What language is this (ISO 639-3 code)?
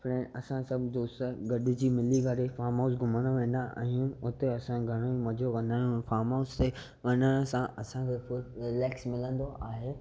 snd